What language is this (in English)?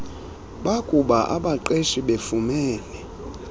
Xhosa